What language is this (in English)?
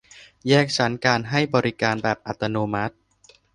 Thai